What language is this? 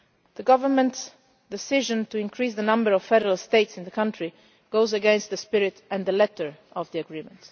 English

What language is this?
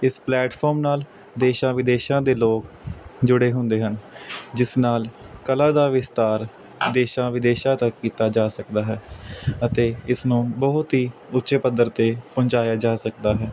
Punjabi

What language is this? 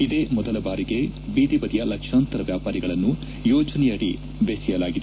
Kannada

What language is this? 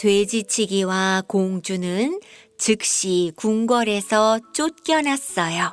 Korean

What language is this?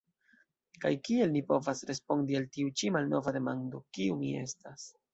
Esperanto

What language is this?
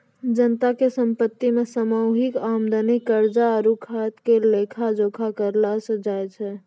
Maithili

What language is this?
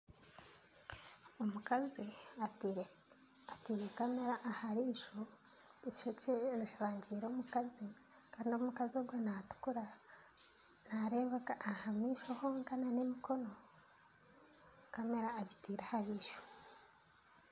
Nyankole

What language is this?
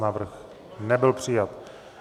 Czech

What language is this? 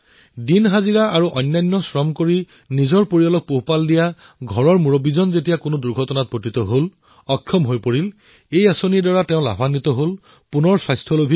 Assamese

